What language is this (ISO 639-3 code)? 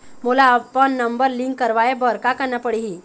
hne